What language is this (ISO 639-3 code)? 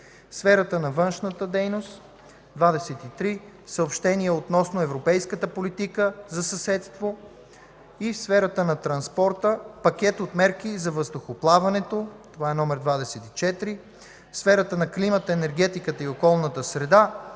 bul